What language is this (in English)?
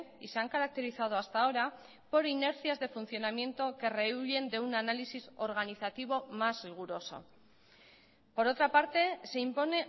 Spanish